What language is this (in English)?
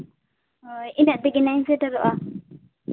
Santali